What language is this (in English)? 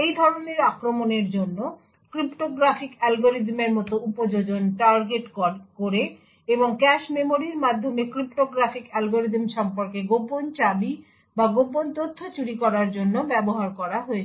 Bangla